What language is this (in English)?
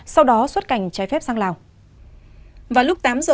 Vietnamese